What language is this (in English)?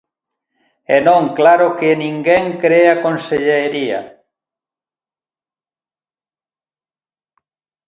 Galician